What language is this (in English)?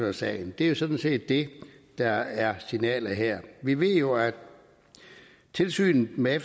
Danish